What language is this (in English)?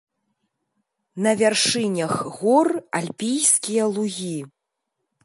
Belarusian